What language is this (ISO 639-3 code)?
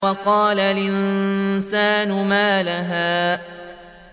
ara